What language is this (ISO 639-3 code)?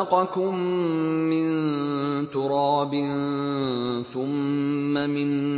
ara